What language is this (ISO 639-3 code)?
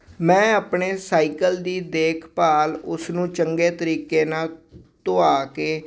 pan